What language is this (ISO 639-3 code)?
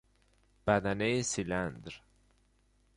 fas